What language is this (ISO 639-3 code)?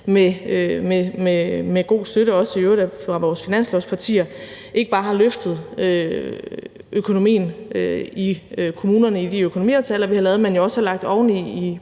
dan